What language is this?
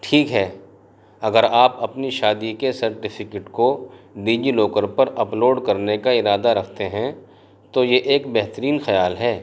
Urdu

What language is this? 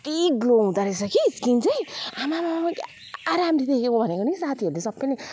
Nepali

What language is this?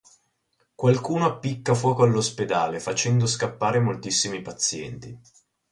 Italian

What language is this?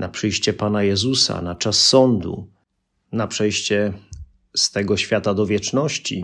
Polish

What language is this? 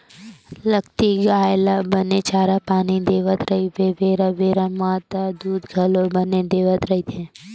Chhattisgarhi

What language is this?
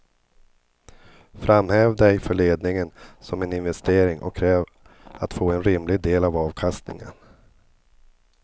Swedish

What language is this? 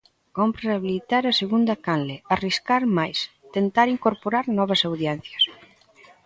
Galician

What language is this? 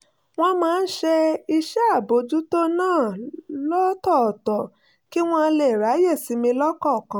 Yoruba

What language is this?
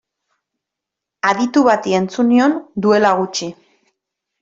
Basque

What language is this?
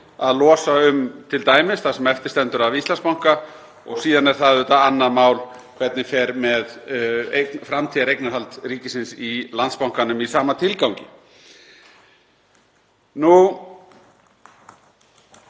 Icelandic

